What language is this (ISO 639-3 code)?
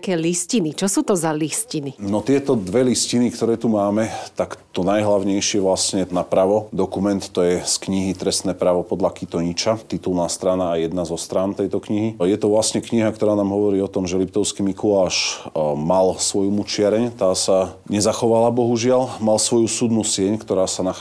slk